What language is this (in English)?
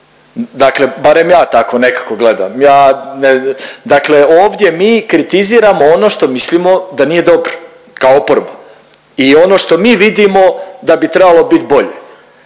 Croatian